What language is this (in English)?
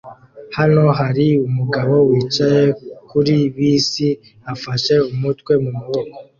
Kinyarwanda